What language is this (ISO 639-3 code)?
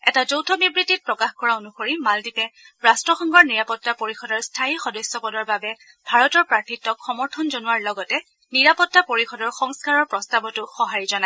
asm